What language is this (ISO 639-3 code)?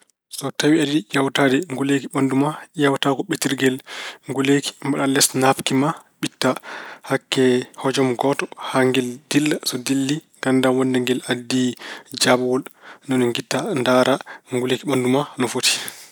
ful